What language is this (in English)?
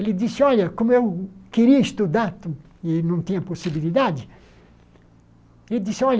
Portuguese